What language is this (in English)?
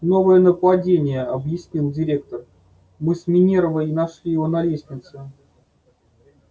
Russian